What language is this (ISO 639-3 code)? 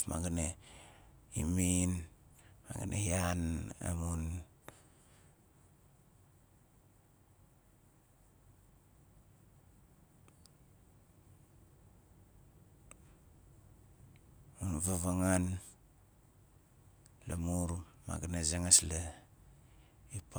nal